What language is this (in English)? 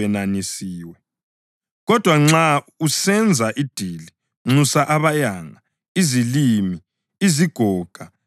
North Ndebele